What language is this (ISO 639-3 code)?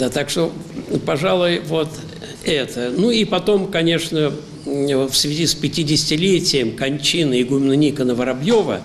rus